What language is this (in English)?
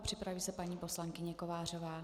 Czech